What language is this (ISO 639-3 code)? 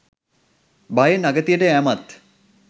sin